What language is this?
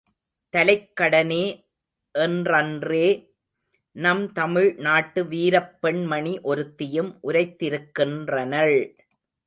Tamil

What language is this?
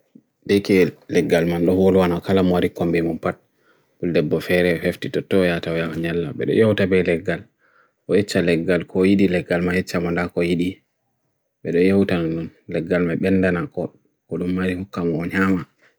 Bagirmi Fulfulde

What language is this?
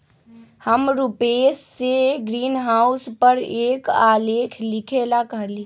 Magahi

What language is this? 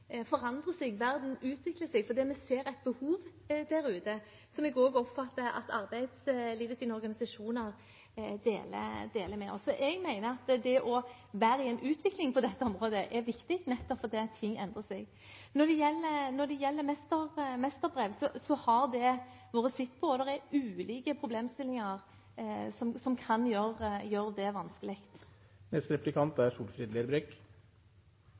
Norwegian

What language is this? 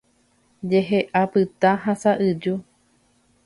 Guarani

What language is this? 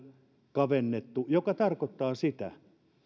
Finnish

